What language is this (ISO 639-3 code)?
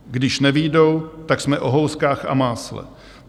ces